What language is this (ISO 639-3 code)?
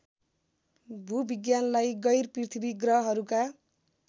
nep